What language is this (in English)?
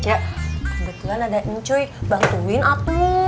Indonesian